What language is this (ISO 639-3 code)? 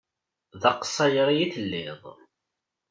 kab